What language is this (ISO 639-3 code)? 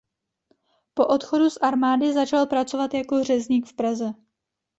ces